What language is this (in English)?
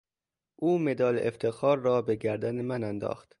Persian